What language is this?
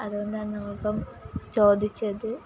Malayalam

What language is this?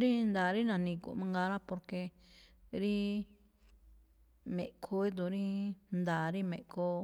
Malinaltepec Me'phaa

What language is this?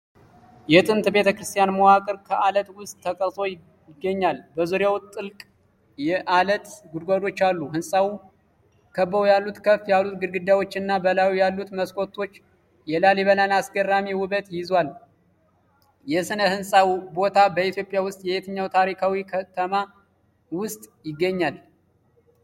Amharic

